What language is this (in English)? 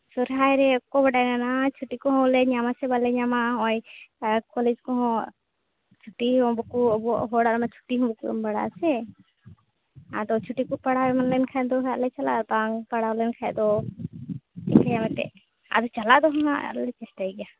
Santali